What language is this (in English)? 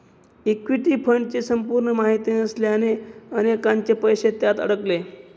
Marathi